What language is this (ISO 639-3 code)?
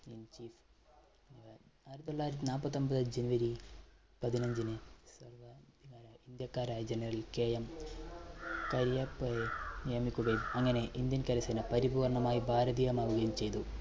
mal